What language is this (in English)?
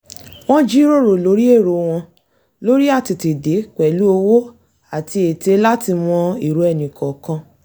Yoruba